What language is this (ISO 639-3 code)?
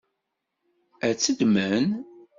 kab